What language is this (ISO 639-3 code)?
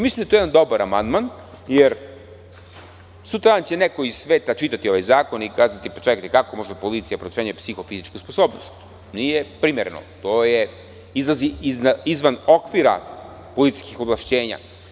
srp